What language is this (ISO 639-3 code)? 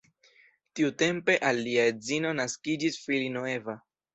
epo